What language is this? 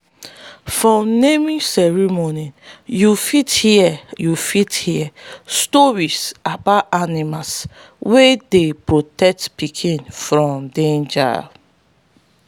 Nigerian Pidgin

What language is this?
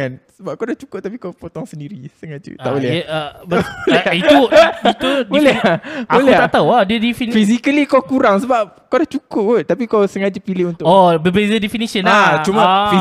Malay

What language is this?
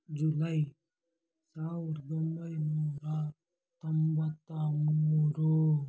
Kannada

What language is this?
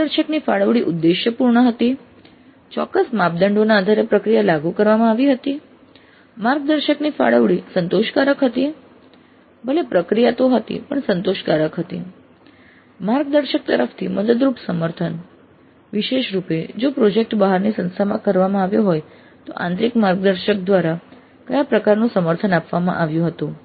Gujarati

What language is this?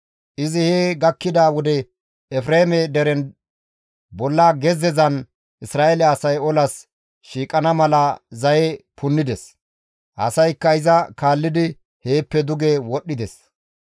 Gamo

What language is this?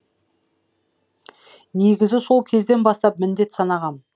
Kazakh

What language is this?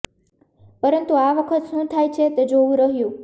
Gujarati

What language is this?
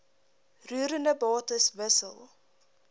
Afrikaans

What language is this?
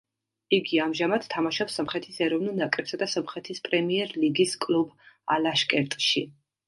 Georgian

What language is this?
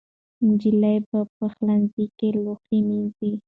Pashto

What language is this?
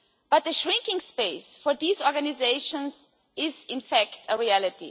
English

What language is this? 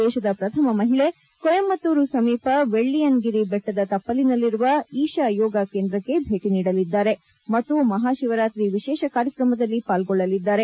Kannada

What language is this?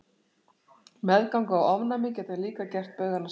Icelandic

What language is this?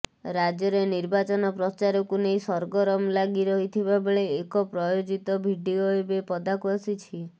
Odia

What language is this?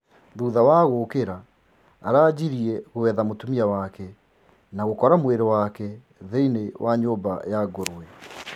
Kikuyu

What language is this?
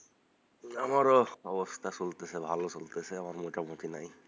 Bangla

